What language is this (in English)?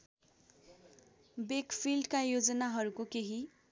Nepali